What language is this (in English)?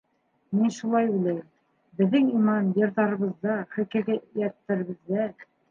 Bashkir